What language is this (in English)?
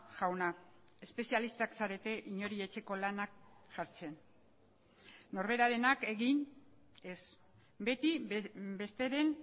Basque